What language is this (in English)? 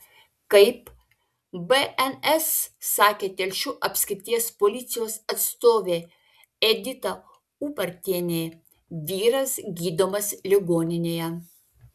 Lithuanian